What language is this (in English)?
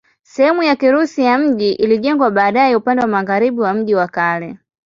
Swahili